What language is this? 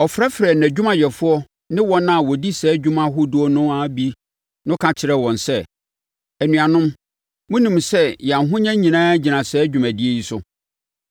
Akan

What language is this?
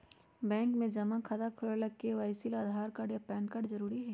Magahi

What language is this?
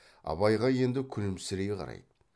Kazakh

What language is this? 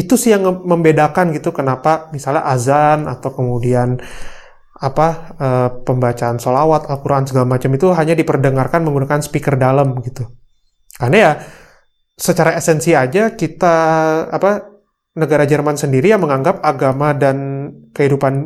Indonesian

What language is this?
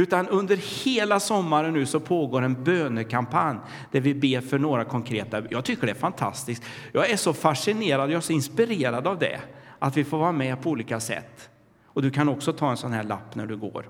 Swedish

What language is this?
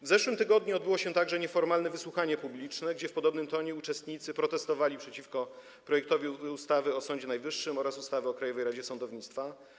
Polish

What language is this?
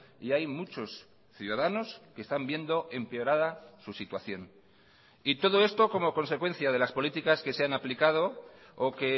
Spanish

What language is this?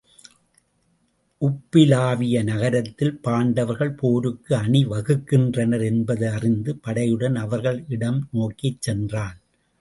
Tamil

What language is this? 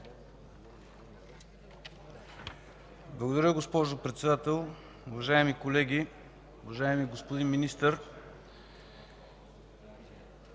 Bulgarian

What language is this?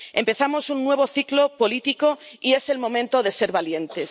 Spanish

